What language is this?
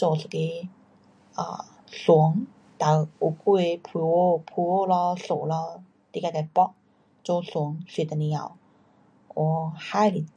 Pu-Xian Chinese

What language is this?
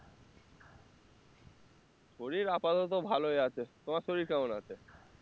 Bangla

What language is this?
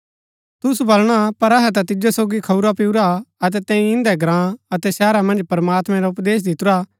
Gaddi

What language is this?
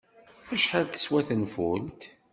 Kabyle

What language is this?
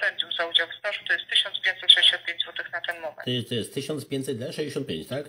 Polish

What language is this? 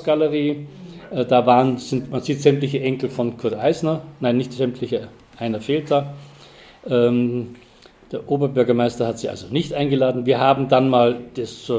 German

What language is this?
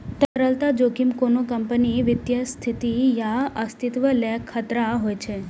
Maithili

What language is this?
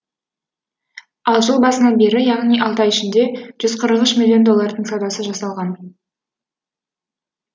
Kazakh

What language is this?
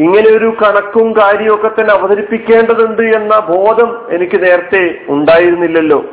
Malayalam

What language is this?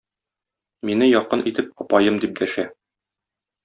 Tatar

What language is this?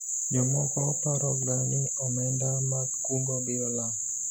Luo (Kenya and Tanzania)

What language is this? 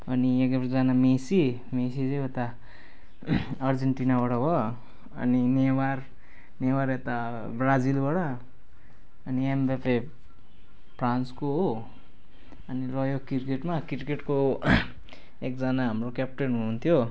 Nepali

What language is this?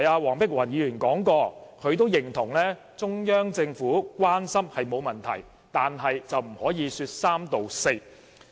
Cantonese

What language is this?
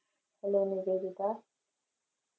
Malayalam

